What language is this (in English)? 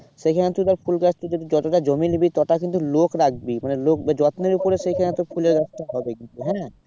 Bangla